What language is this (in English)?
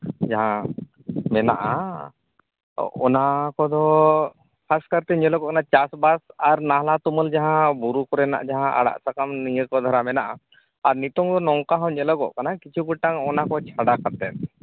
Santali